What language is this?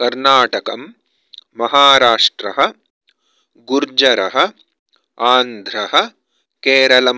Sanskrit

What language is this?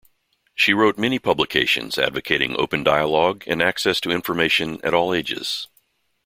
English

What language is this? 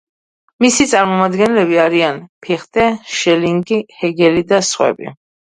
Georgian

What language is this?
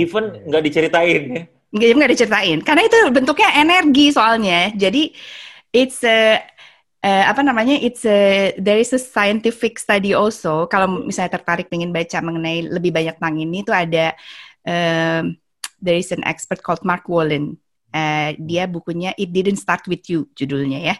Indonesian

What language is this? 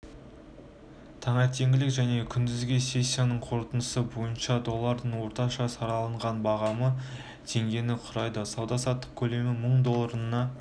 Kazakh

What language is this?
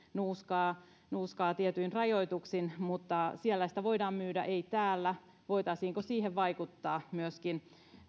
Finnish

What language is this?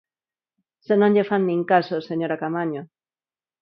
Galician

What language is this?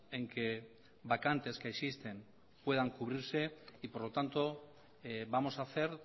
Spanish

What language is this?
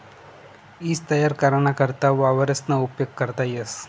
Marathi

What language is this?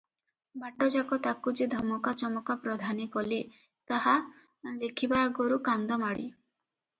Odia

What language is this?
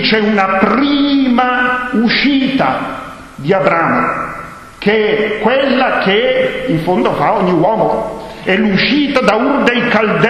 Italian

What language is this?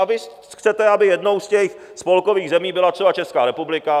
Czech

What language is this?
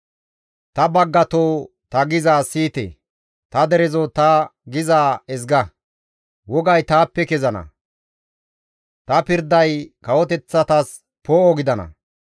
Gamo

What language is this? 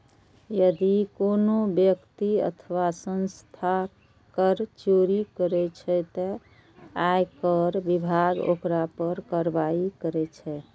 Maithili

